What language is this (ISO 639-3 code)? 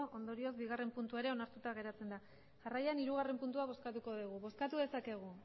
eus